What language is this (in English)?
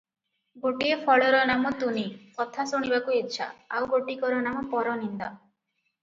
Odia